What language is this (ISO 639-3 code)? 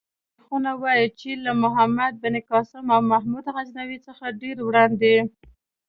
pus